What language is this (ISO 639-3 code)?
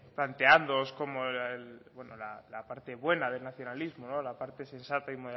spa